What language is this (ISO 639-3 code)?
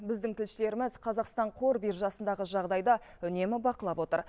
kaz